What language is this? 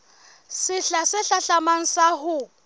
Southern Sotho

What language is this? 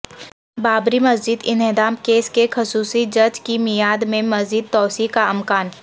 Urdu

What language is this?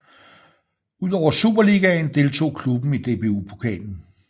Danish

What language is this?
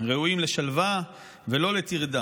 Hebrew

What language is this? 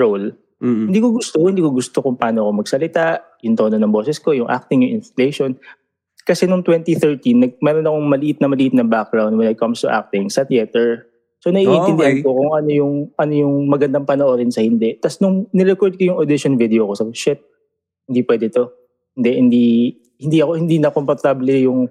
Filipino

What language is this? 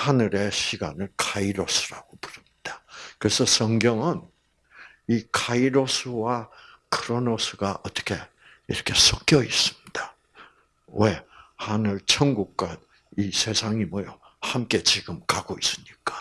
Korean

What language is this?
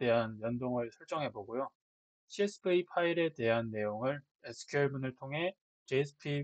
Korean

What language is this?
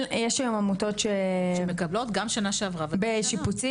Hebrew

